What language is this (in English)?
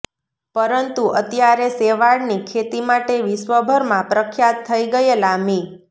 Gujarati